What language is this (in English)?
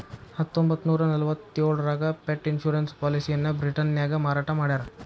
Kannada